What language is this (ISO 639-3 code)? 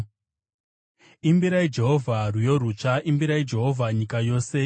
sna